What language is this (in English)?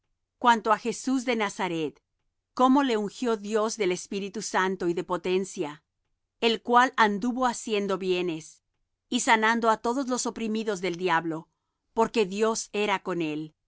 Spanish